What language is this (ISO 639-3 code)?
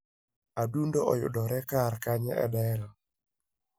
luo